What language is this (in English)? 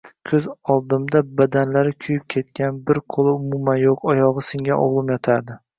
Uzbek